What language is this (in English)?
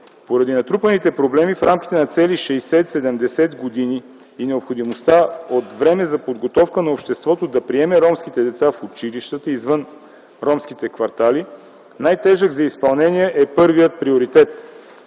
Bulgarian